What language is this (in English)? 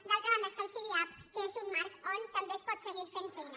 Catalan